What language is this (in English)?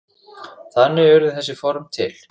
Icelandic